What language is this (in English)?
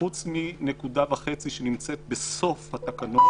Hebrew